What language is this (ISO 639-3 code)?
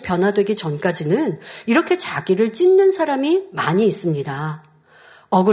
kor